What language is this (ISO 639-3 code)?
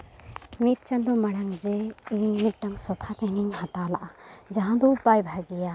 sat